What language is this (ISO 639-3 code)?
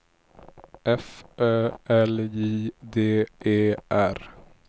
swe